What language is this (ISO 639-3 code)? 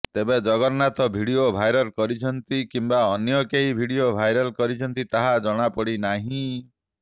ori